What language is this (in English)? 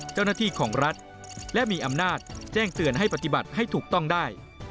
Thai